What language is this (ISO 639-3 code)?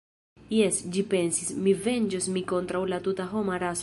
epo